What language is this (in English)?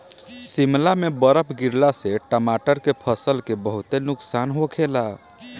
Bhojpuri